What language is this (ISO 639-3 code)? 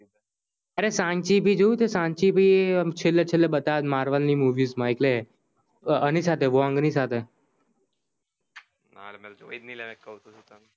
guj